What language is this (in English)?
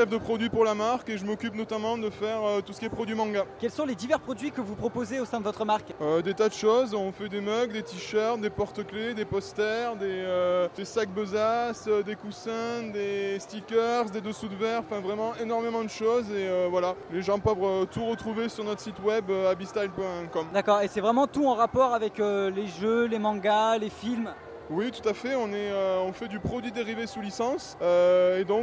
French